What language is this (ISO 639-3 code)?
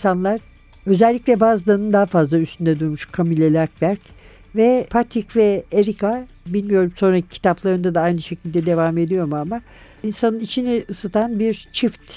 tur